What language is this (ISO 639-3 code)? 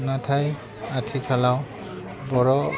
brx